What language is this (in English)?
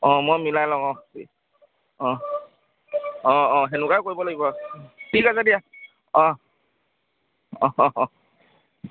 Assamese